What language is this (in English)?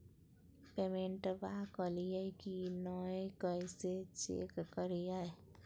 Magahi